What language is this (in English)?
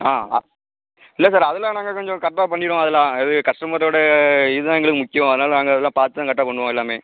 Tamil